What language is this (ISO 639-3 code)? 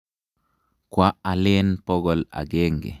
kln